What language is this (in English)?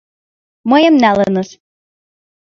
Mari